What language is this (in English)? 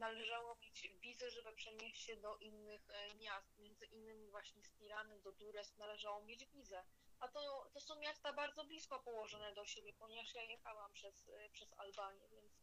Polish